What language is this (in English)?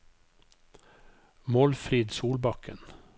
Norwegian